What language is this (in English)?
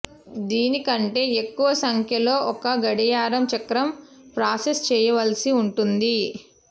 Telugu